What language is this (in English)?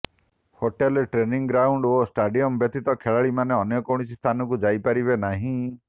Odia